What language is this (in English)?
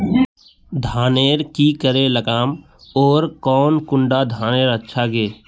Magahi